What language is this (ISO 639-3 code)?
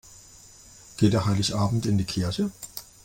deu